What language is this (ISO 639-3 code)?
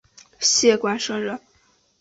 zho